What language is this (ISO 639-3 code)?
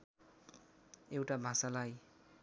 nep